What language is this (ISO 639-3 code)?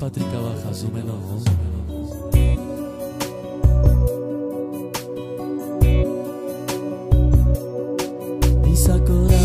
ron